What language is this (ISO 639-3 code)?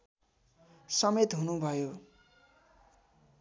nep